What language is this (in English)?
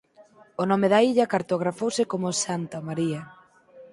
Galician